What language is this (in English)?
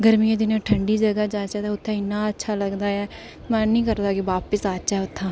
Dogri